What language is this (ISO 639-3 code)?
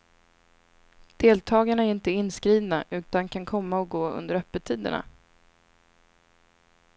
swe